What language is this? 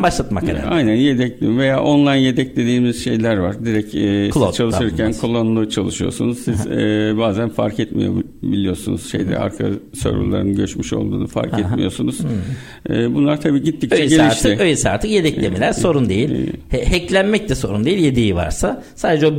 Turkish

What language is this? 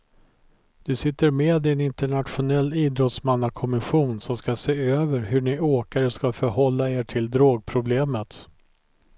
Swedish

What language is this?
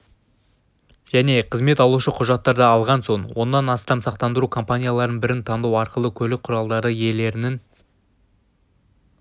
Kazakh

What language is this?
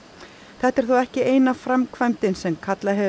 Icelandic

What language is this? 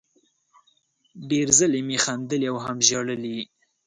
Pashto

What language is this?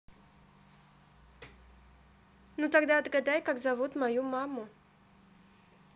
Russian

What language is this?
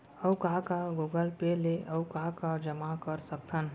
Chhattisgarhi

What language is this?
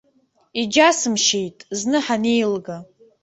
Abkhazian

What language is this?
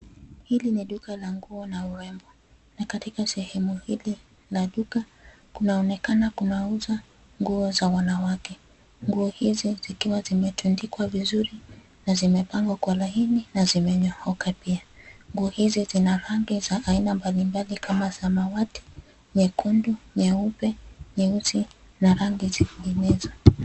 Swahili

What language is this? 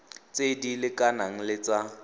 Tswana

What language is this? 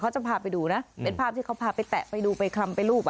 Thai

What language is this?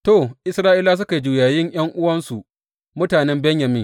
Hausa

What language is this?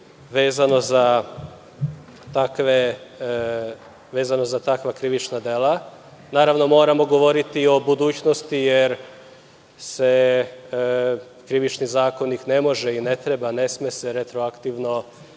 Serbian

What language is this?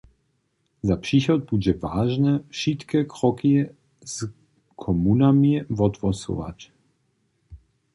Upper Sorbian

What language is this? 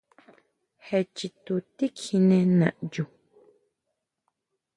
Huautla Mazatec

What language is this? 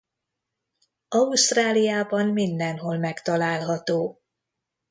Hungarian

